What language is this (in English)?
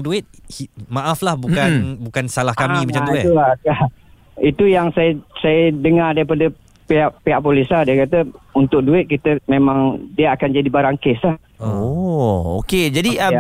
Malay